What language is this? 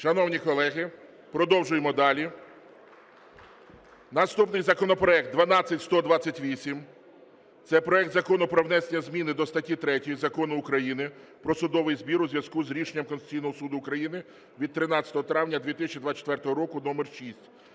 Ukrainian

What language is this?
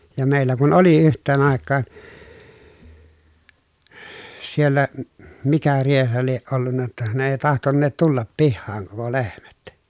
Finnish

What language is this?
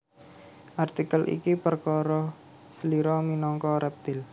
Javanese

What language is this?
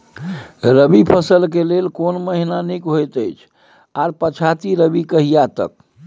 Maithili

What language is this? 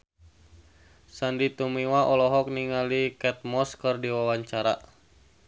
Sundanese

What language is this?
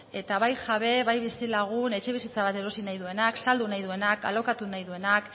Basque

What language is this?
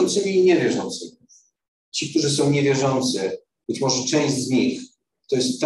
Polish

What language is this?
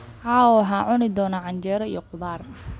Somali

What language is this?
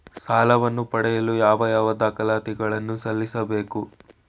Kannada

